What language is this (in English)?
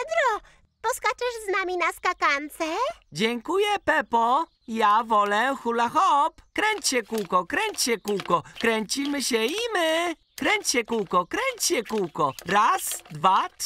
Polish